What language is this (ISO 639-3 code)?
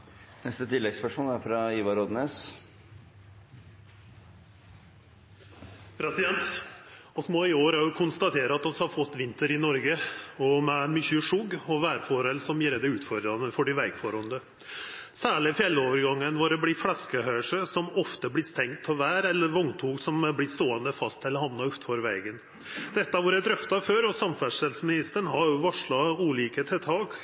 nno